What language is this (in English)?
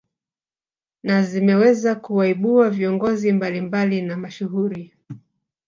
Swahili